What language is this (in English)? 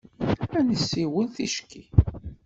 Kabyle